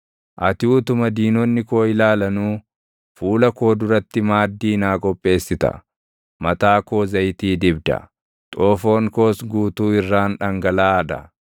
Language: Oromo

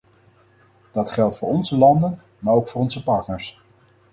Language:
Dutch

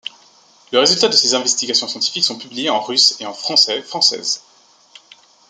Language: French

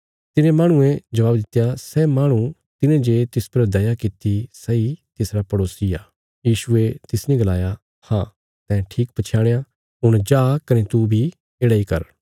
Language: Bilaspuri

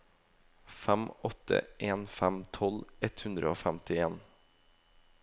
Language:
Norwegian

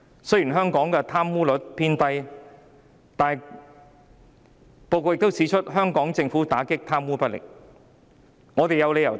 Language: Cantonese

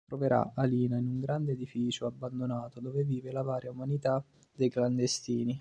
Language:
Italian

